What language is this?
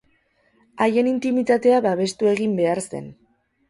Basque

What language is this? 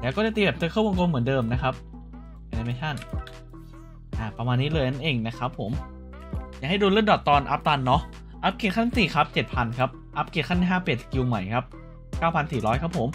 Thai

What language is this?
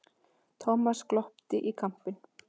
Icelandic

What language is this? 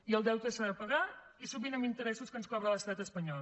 Catalan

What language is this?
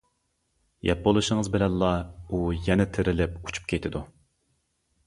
Uyghur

